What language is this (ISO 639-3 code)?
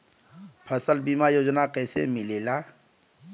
bho